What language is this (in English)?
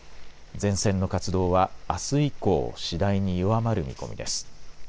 Japanese